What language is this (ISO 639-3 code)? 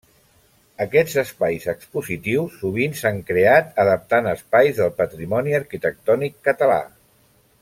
cat